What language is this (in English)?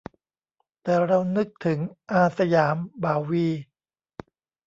Thai